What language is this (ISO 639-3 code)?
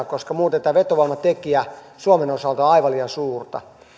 fin